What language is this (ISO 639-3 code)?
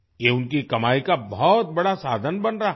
hin